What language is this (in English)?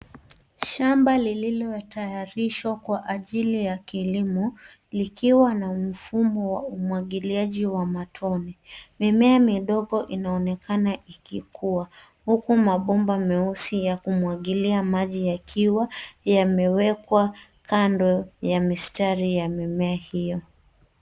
Swahili